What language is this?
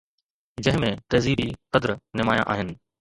Sindhi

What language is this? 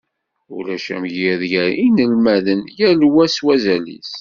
Kabyle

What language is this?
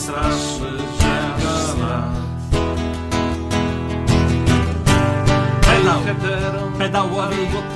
Polish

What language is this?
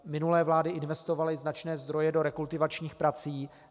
Czech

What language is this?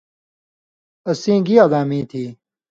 Indus Kohistani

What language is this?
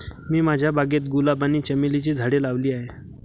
Marathi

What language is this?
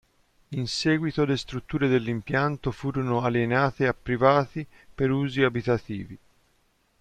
Italian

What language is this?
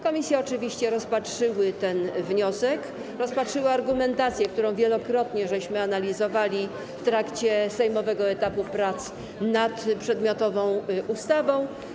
Polish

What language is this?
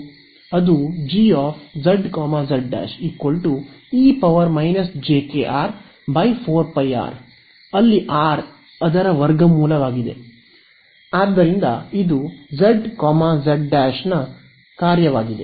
Kannada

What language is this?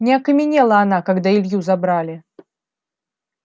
Russian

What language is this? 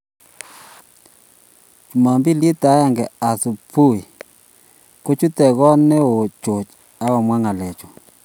Kalenjin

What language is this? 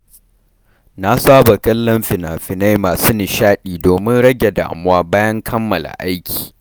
Hausa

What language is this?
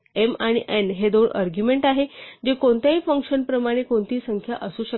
Marathi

